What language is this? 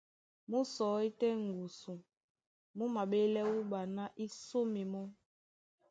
Duala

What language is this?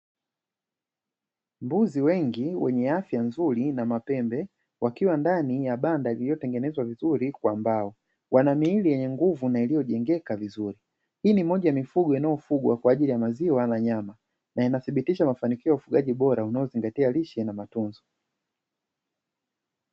Swahili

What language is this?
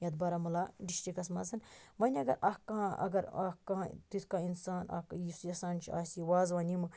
Kashmiri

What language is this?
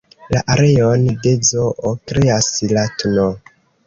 Esperanto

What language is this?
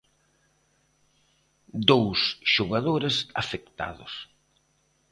Galician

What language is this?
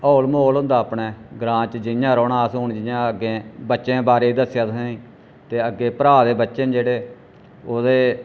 Dogri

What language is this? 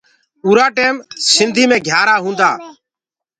Gurgula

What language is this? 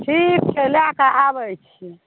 Maithili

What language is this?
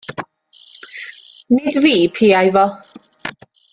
Welsh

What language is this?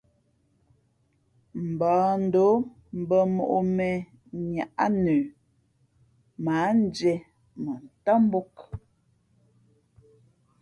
Fe'fe'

